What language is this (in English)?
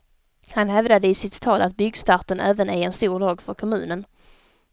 Swedish